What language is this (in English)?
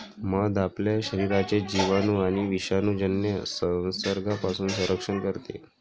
Marathi